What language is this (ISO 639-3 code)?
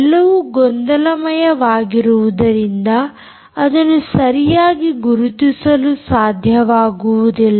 kan